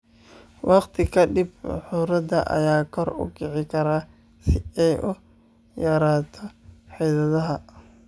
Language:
Somali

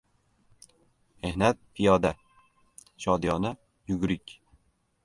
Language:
Uzbek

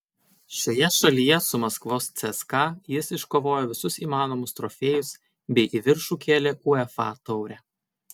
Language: Lithuanian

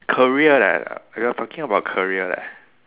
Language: English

